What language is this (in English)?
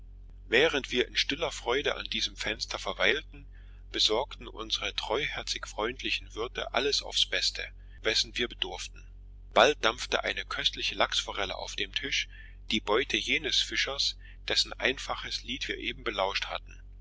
German